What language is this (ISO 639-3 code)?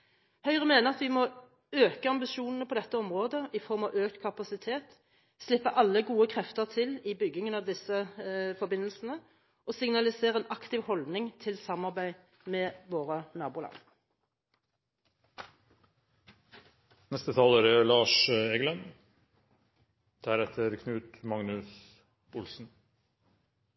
nob